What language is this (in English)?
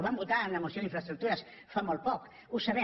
Catalan